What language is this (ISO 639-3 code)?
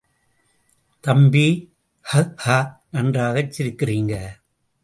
tam